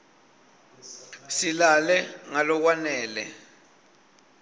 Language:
Swati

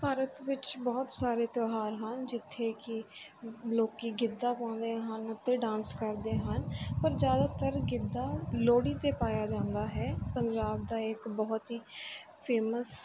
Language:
Punjabi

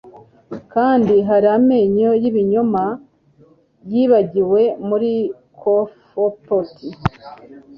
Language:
Kinyarwanda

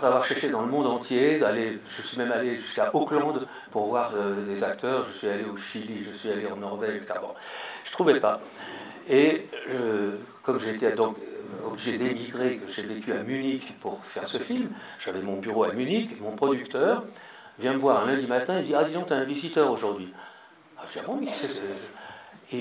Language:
French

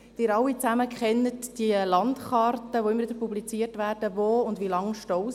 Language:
Swiss German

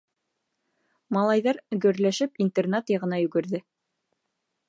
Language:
Bashkir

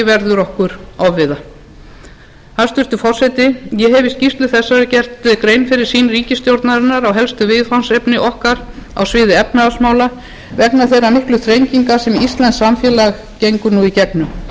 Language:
Icelandic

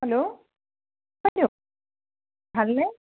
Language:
Assamese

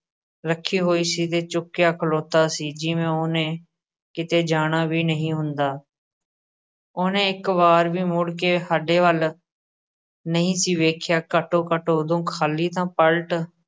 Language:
Punjabi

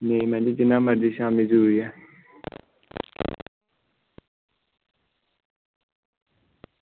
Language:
Dogri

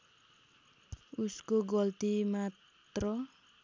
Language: Nepali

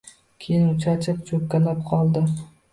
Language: Uzbek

